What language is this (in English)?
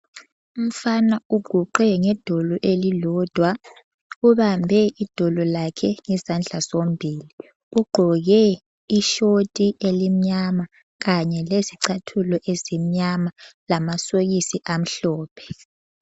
North Ndebele